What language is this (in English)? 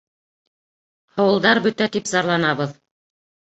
Bashkir